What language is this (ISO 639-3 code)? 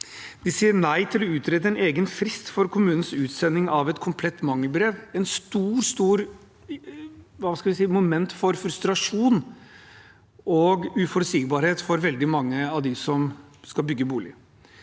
nor